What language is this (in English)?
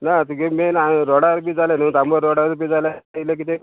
Konkani